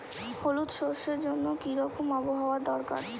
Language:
Bangla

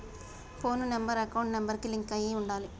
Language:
Telugu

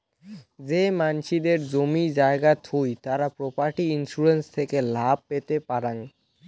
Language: Bangla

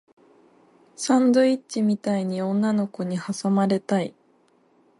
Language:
Japanese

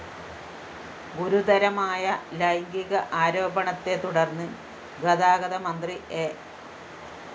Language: Malayalam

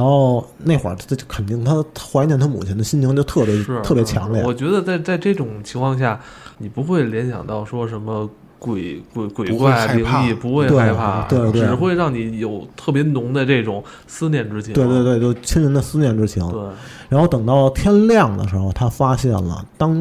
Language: Chinese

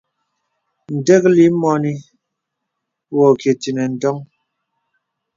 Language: Bebele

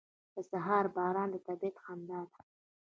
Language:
Pashto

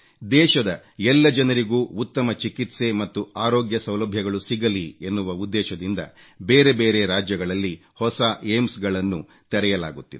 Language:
Kannada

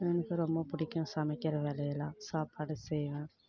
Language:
Tamil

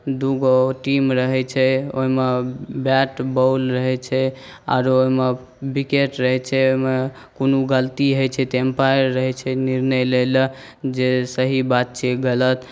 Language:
Maithili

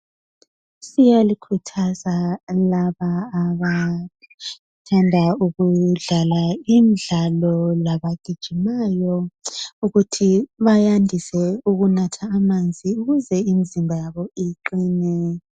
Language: North Ndebele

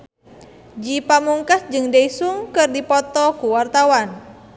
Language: Sundanese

